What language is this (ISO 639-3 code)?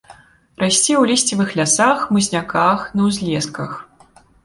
bel